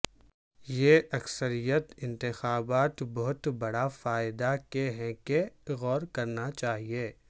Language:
Urdu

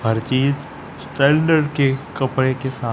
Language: Hindi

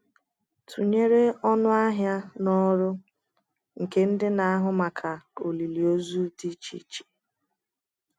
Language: Igbo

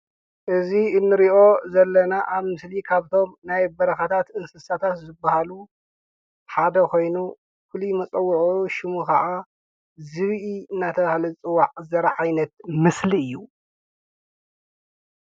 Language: Tigrinya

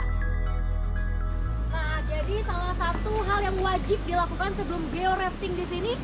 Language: Indonesian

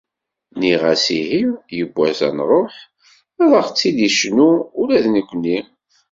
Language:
Kabyle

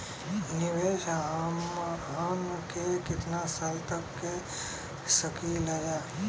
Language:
Bhojpuri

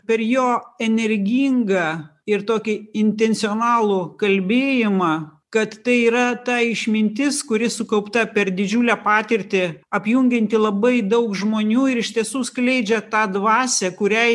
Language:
Lithuanian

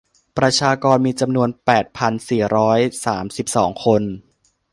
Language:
Thai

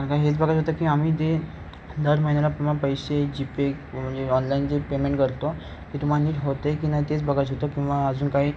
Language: Marathi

